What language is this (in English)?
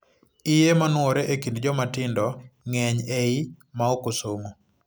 Luo (Kenya and Tanzania)